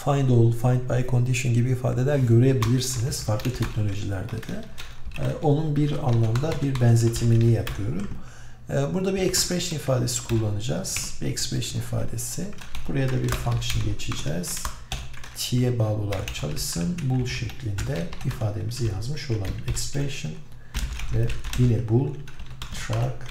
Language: Turkish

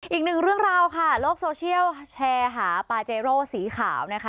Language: Thai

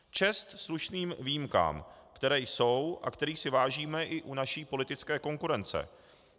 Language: Czech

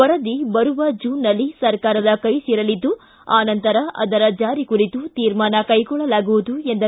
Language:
Kannada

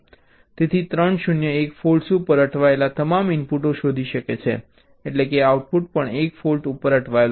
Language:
Gujarati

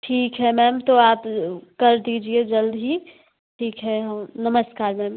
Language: Hindi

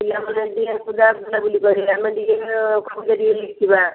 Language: Odia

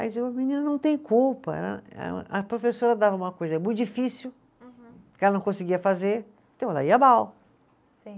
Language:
Portuguese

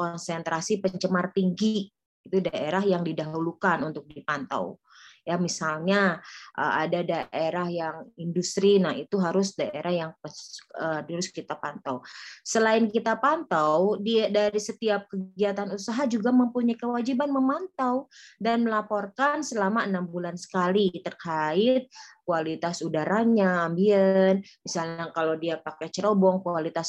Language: Indonesian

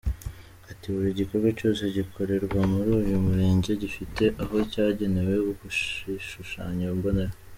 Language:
Kinyarwanda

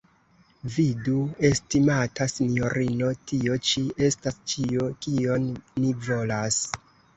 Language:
Esperanto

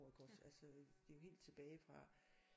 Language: Danish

